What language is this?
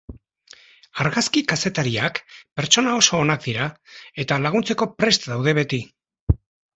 Basque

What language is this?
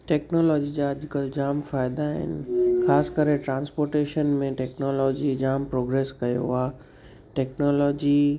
Sindhi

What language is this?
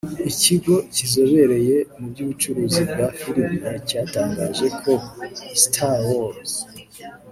Kinyarwanda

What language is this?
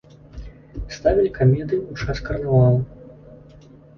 Belarusian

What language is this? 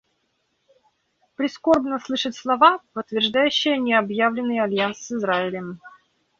Russian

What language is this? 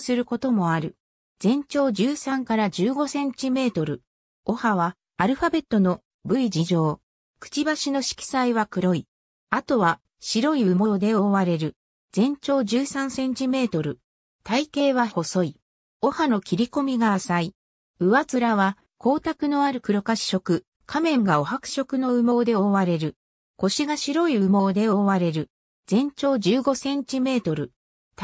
Japanese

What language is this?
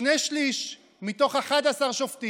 Hebrew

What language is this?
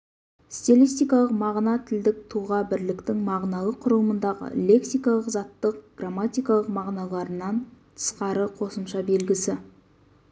Kazakh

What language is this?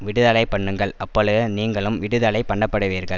Tamil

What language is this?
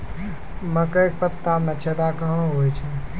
Maithili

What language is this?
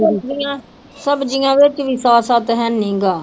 Punjabi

